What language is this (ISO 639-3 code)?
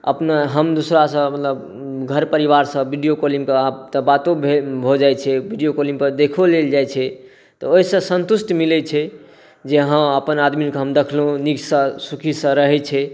mai